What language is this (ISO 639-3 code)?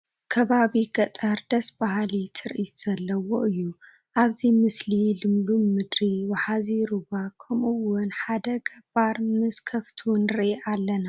tir